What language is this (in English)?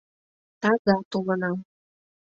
Mari